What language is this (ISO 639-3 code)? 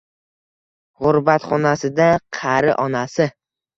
uzb